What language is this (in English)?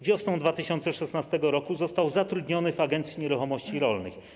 Polish